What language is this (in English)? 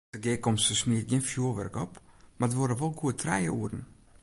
Western Frisian